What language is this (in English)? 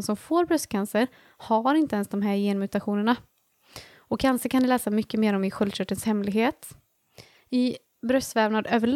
Swedish